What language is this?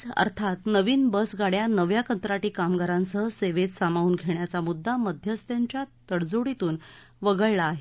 Marathi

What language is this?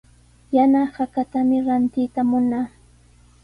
Sihuas Ancash Quechua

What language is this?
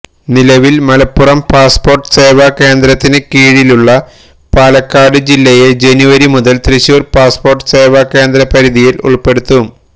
Malayalam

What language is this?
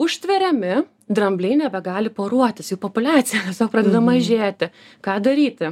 Lithuanian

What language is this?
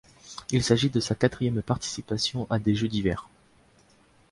French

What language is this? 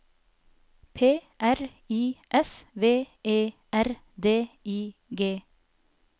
Norwegian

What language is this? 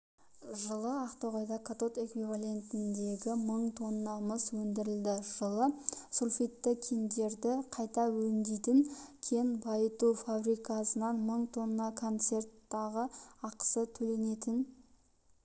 Kazakh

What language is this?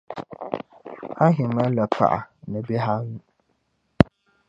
Dagbani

